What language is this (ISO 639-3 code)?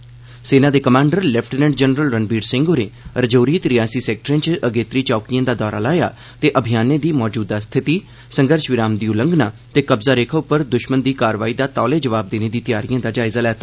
doi